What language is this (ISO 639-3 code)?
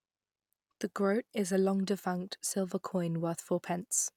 eng